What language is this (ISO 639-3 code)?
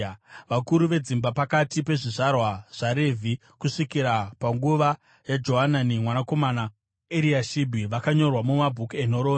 sna